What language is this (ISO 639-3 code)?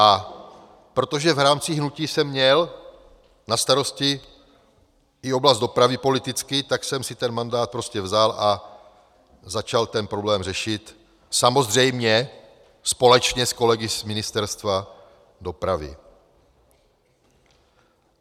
ces